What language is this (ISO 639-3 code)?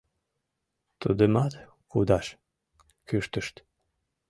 chm